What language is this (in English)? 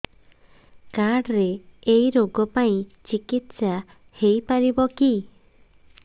Odia